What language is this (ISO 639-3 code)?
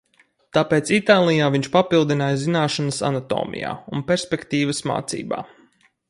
lav